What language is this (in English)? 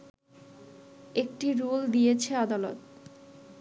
Bangla